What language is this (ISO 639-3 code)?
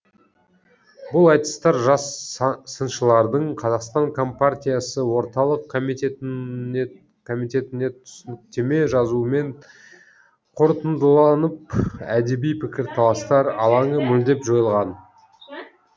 kaz